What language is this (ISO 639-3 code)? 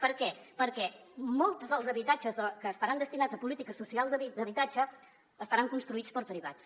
cat